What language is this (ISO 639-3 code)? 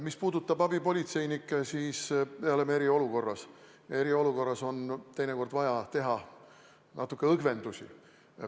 est